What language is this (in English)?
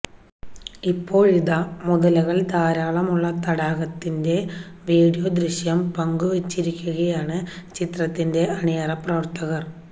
Malayalam